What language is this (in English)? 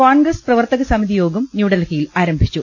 Malayalam